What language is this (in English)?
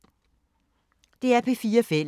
Danish